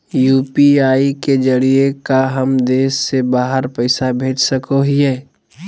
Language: Magahi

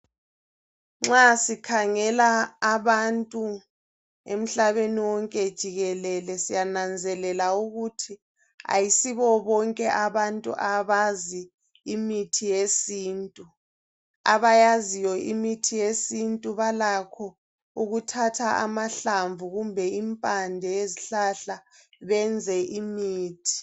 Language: North Ndebele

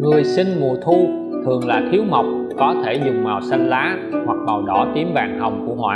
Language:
Vietnamese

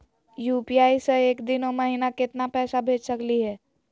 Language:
Magahi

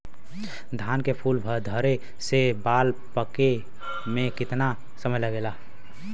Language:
Bhojpuri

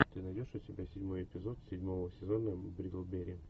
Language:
Russian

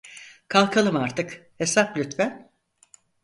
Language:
Turkish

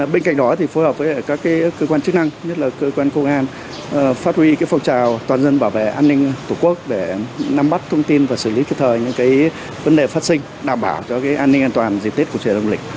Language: Vietnamese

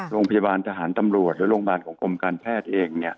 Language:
Thai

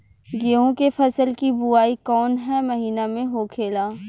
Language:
Bhojpuri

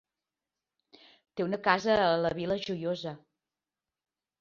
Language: Catalan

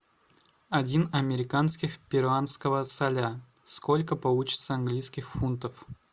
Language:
Russian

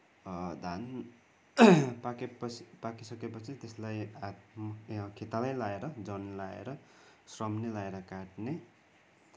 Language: Nepali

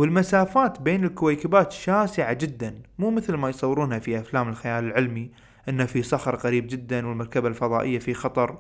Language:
Arabic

